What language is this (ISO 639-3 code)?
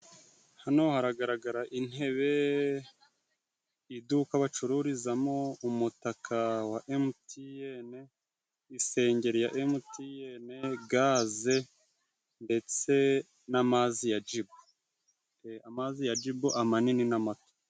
kin